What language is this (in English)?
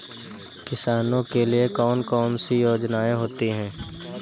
Hindi